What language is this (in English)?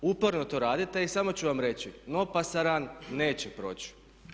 Croatian